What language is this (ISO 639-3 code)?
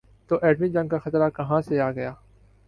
urd